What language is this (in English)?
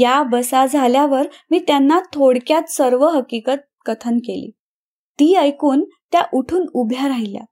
Marathi